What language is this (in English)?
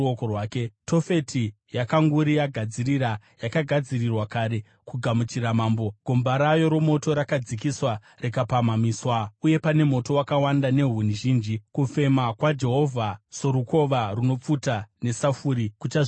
Shona